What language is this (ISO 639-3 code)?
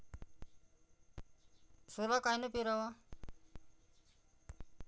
mar